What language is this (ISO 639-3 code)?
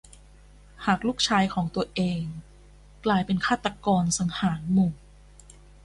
tha